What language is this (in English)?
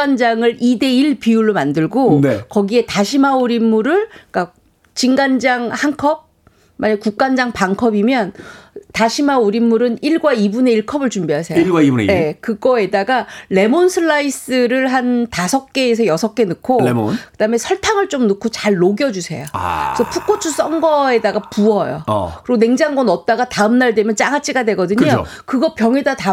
Korean